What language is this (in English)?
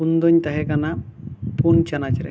Santali